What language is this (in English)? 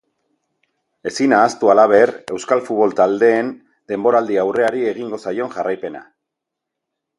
Basque